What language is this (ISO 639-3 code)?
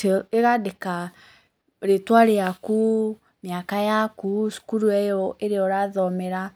kik